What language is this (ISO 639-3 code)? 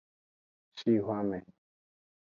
ajg